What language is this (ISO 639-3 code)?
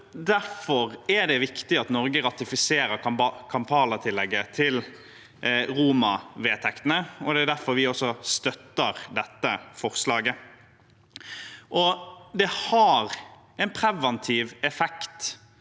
nor